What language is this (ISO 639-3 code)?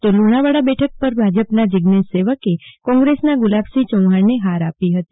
guj